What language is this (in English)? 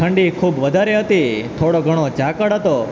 Gujarati